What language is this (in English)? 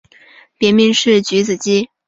Chinese